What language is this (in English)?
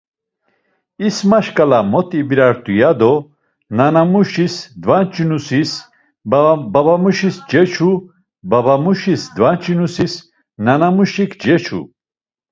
Laz